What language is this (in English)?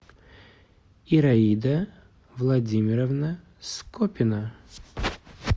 Russian